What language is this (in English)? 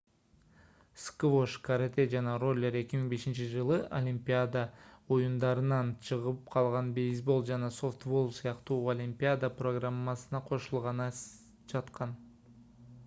Kyrgyz